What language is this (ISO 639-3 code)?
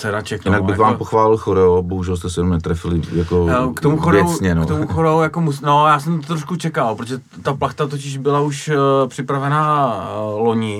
ces